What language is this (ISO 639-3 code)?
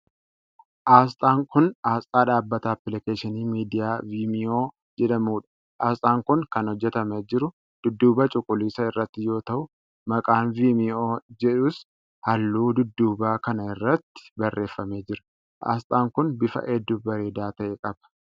orm